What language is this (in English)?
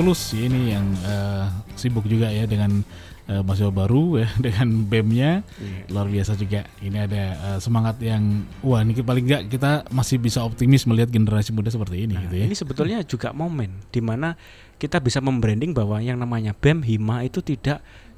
Indonesian